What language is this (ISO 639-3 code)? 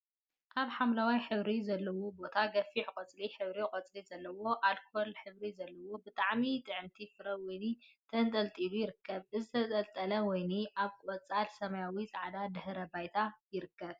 tir